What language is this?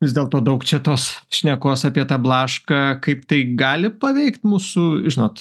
Lithuanian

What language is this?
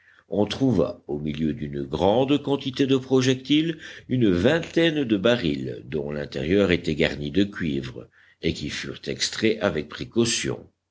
French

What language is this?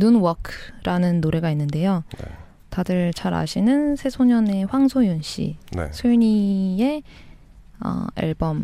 Korean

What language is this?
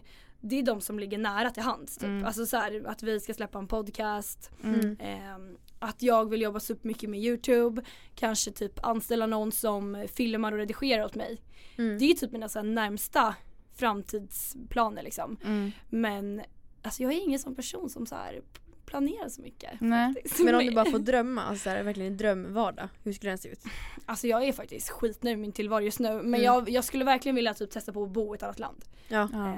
Swedish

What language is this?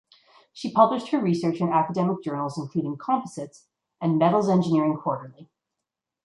English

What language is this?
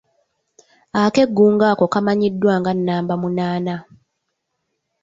Ganda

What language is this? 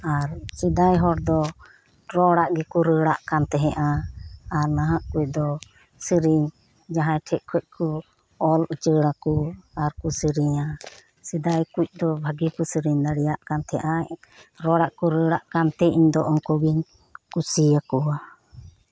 Santali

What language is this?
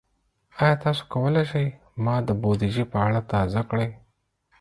Pashto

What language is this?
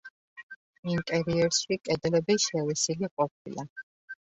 Georgian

